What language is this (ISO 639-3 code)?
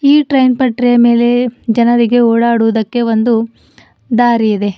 kan